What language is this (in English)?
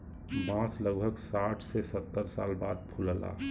Bhojpuri